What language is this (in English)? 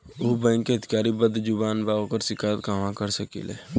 Bhojpuri